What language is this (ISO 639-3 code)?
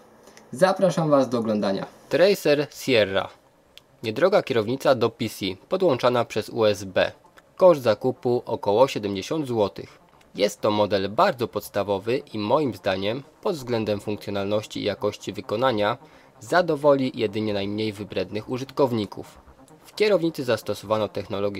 pol